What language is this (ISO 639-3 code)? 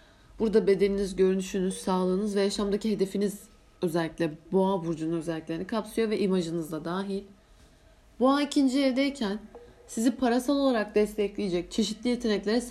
tur